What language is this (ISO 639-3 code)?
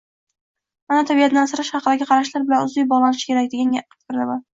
uzb